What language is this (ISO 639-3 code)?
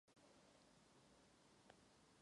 ces